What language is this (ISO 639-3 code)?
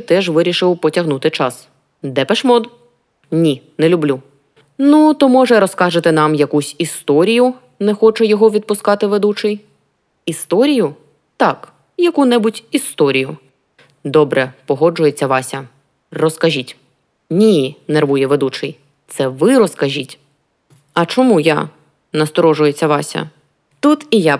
ukr